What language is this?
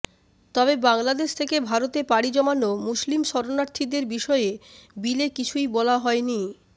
Bangla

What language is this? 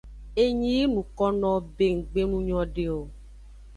Aja (Benin)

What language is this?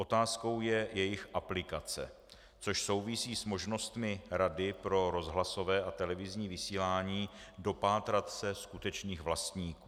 Czech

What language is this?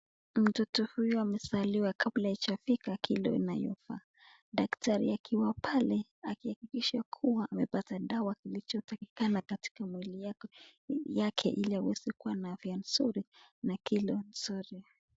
Swahili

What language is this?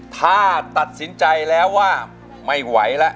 Thai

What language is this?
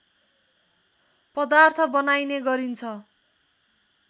Nepali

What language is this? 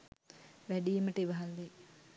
Sinhala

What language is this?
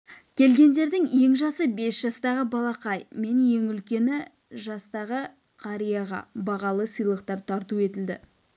Kazakh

